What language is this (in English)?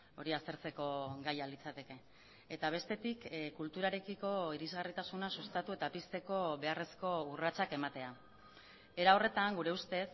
Basque